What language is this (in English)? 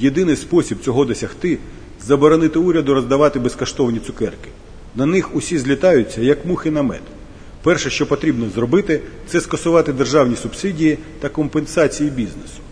Ukrainian